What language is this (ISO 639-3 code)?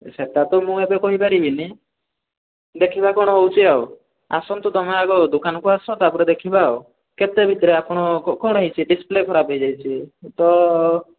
ori